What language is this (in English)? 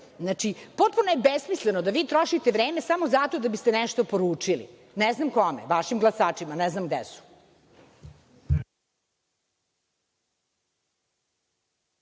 Serbian